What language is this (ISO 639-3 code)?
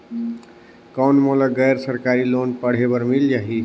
hne